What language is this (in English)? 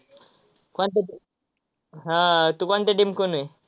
Marathi